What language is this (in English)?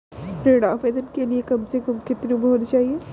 Hindi